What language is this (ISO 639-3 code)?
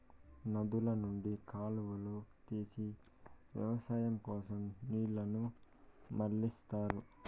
tel